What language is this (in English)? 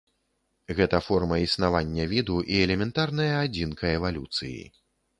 Belarusian